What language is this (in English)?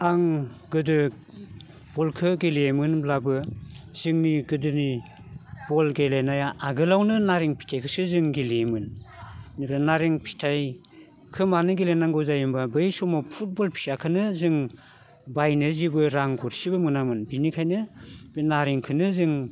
Bodo